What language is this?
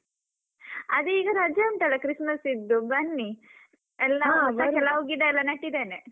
Kannada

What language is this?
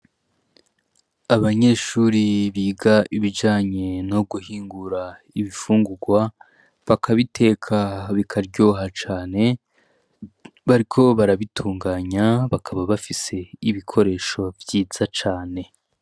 Rundi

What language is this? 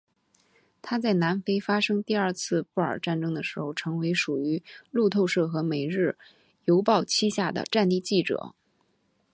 Chinese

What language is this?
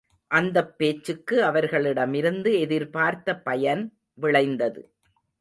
Tamil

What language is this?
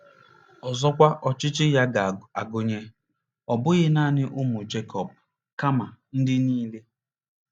Igbo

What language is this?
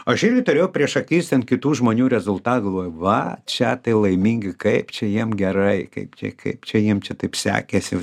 Lithuanian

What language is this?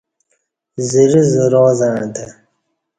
Kati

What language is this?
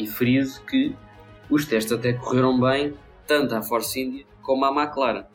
Portuguese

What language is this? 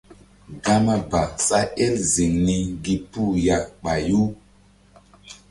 Mbum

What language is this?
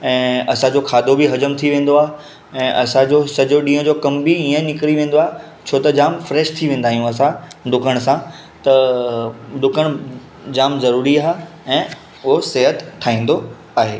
Sindhi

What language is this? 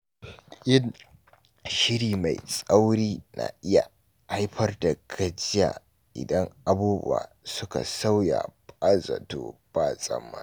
Hausa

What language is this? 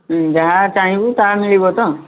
Odia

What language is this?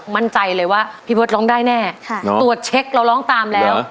Thai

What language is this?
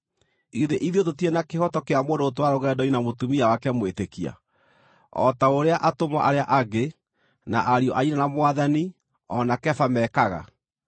Kikuyu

